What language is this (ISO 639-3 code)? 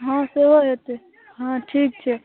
mai